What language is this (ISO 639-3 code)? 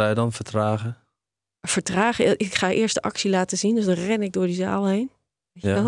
nld